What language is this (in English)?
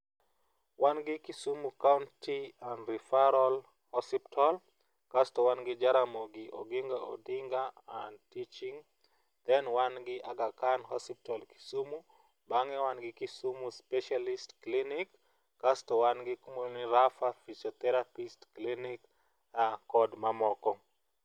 Luo (Kenya and Tanzania)